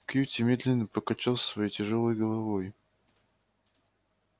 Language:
Russian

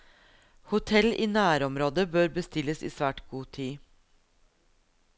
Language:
Norwegian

